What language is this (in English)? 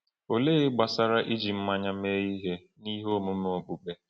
Igbo